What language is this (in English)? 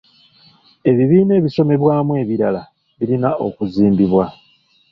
Ganda